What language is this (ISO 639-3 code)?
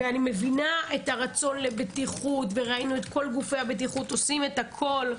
heb